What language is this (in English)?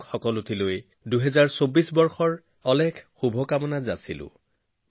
Assamese